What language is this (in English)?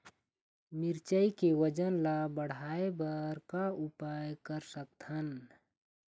Chhattisgarhi